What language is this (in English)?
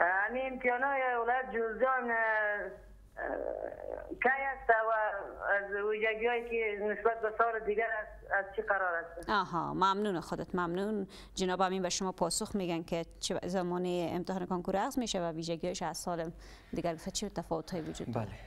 Persian